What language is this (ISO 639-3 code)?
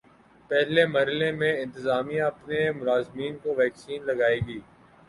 urd